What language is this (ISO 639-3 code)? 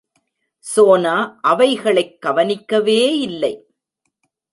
tam